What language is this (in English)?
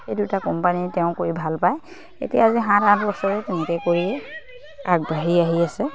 Assamese